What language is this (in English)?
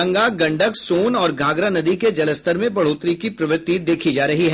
Hindi